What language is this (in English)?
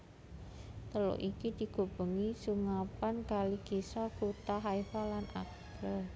Javanese